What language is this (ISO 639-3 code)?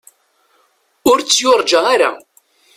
kab